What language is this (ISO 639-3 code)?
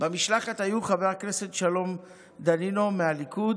heb